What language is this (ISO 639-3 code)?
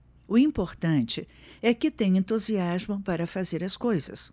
por